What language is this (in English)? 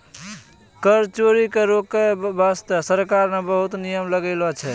Maithili